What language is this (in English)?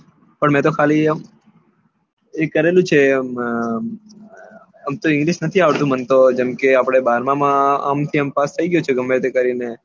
Gujarati